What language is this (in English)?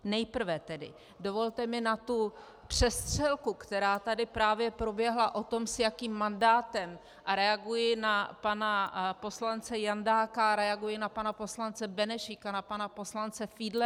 Czech